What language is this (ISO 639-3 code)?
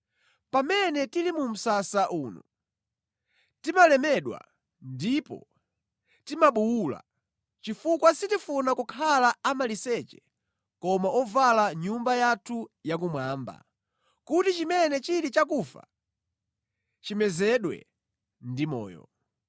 nya